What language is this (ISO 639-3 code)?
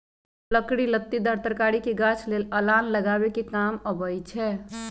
mag